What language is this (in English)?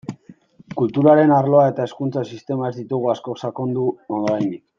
Basque